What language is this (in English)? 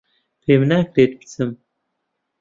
Central Kurdish